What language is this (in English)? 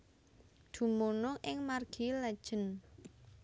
Javanese